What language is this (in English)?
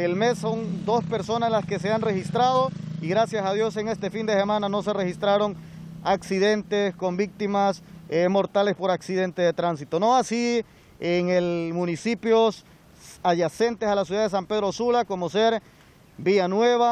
Spanish